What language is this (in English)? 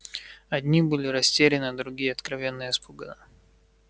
Russian